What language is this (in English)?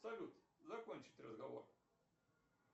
Russian